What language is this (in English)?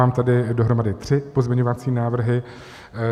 Czech